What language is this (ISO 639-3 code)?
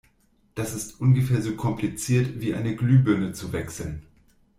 deu